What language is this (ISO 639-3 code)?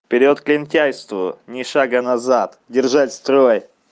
rus